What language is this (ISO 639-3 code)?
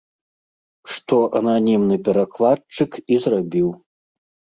bel